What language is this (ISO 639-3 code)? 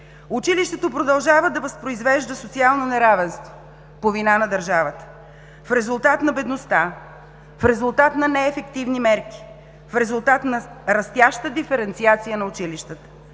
bul